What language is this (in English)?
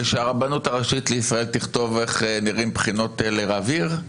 Hebrew